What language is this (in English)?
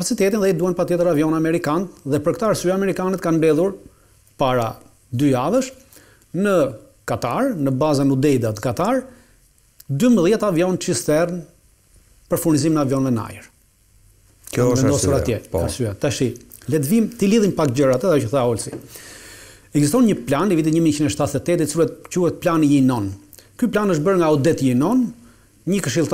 Romanian